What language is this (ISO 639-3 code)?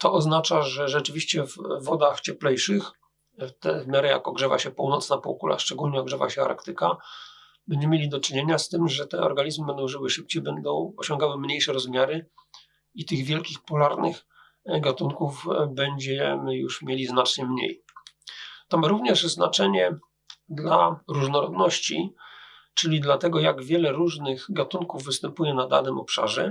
pol